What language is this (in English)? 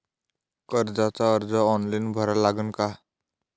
Marathi